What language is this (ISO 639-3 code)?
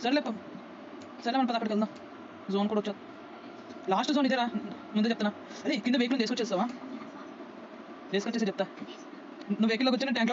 tel